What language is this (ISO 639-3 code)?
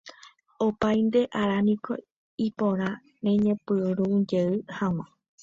grn